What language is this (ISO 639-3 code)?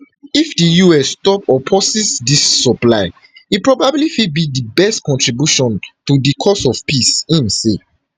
pcm